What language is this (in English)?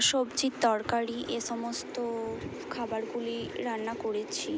Bangla